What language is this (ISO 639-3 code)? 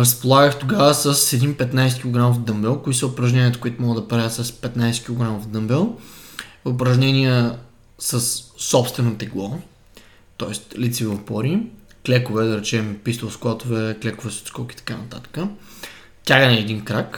bul